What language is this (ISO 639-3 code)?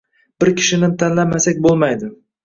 uzb